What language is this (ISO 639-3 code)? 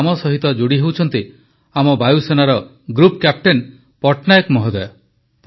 ori